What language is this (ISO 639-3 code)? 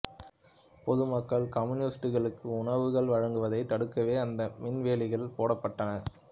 tam